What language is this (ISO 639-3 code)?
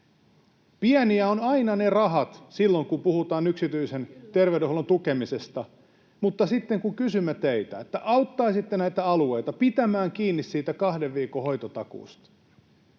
fin